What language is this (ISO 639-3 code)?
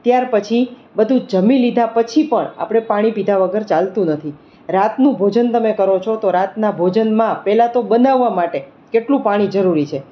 guj